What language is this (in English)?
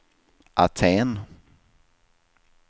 Swedish